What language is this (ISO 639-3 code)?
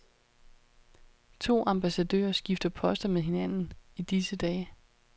dan